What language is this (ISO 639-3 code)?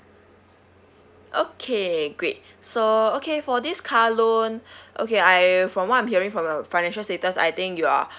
eng